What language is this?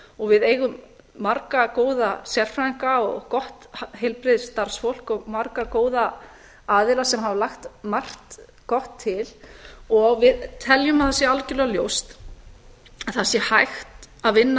Icelandic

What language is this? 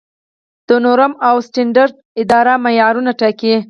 Pashto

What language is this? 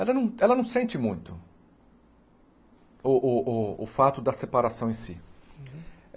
Portuguese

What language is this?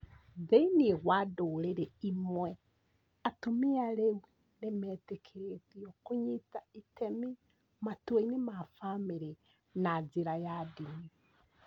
Kikuyu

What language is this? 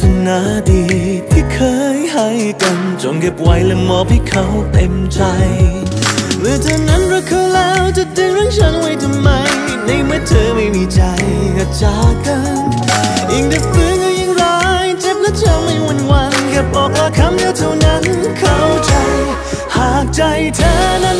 Thai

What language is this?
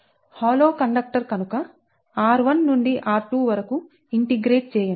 Telugu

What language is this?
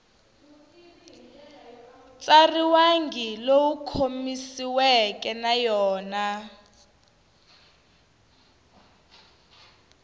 Tsonga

